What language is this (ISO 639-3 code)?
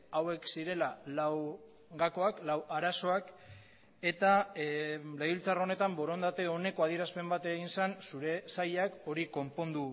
eus